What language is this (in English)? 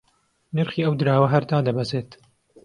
Central Kurdish